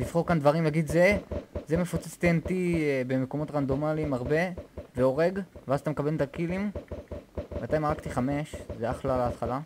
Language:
Hebrew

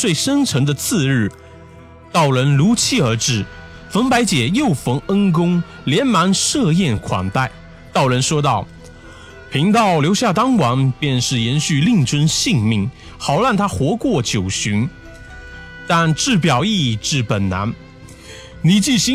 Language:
Chinese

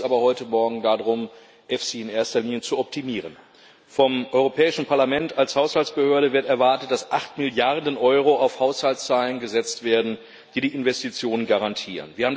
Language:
German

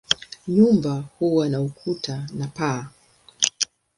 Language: Swahili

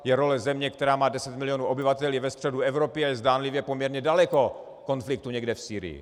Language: Czech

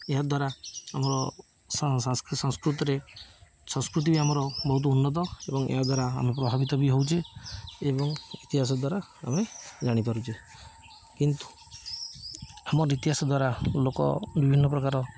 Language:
Odia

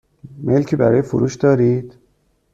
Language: Persian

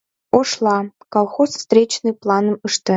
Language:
Mari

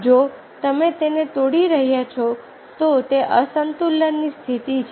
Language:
Gujarati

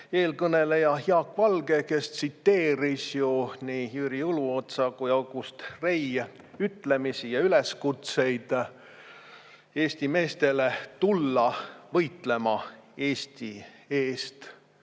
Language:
Estonian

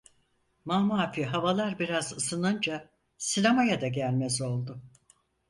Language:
Turkish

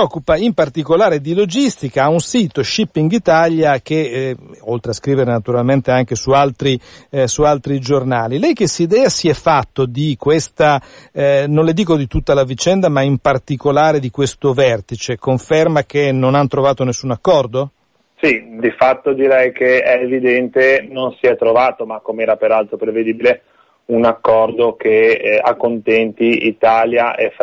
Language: Italian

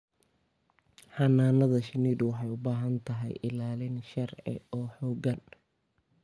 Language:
Somali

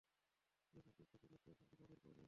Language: Bangla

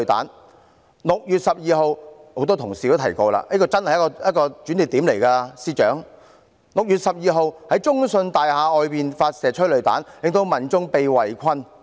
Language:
Cantonese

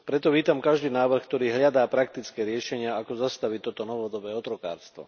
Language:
Slovak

